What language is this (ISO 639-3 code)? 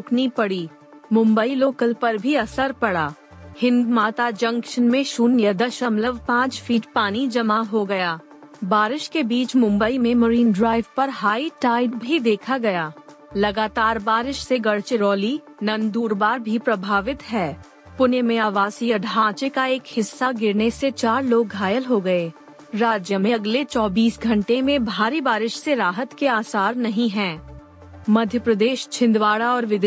hin